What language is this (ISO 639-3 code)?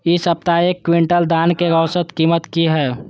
mai